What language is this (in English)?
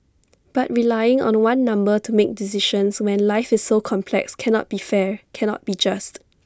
English